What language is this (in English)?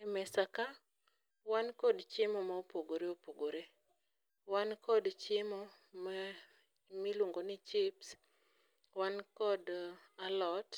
Luo (Kenya and Tanzania)